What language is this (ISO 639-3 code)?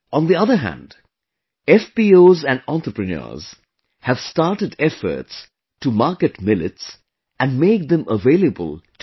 eng